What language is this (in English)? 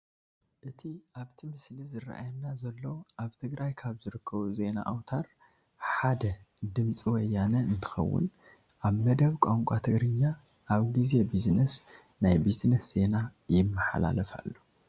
Tigrinya